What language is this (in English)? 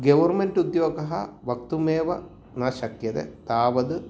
Sanskrit